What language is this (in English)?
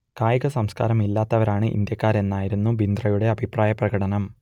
Malayalam